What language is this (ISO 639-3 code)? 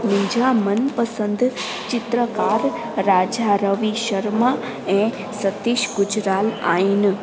snd